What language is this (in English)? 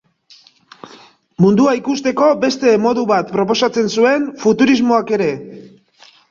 Basque